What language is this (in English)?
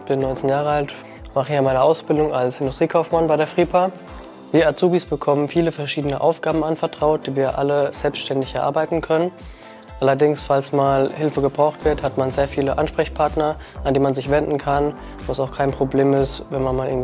German